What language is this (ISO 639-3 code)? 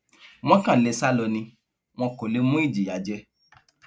yor